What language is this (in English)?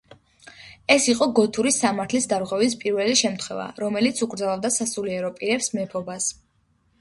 Georgian